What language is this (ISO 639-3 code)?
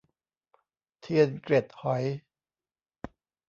tha